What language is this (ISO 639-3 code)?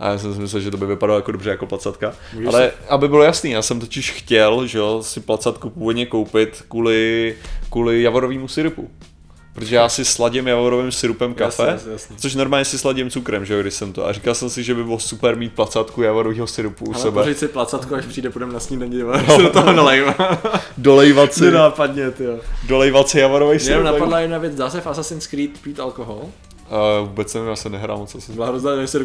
ces